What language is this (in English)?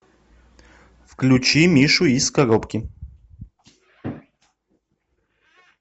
Russian